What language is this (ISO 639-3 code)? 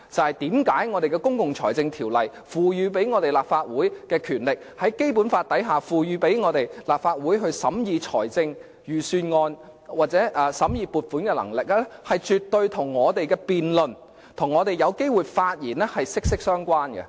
yue